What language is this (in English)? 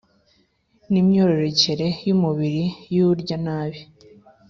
Kinyarwanda